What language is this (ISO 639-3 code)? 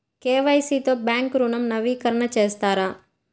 tel